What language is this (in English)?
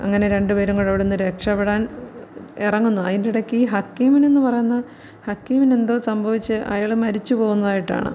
Malayalam